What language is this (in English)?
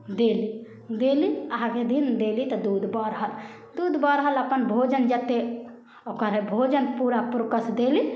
Maithili